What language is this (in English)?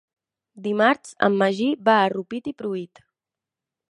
Catalan